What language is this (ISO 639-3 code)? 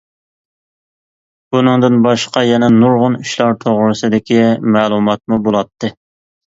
uig